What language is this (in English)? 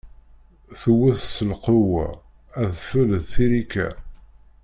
Kabyle